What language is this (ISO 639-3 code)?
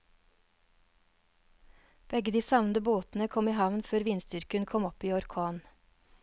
nor